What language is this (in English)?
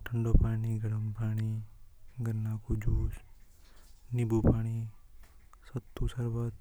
Hadothi